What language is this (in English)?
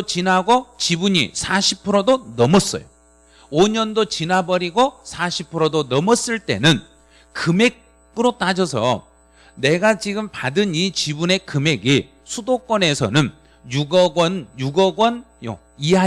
Korean